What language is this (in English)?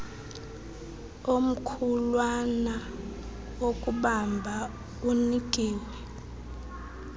Xhosa